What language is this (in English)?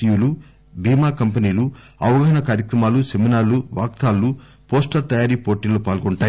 Telugu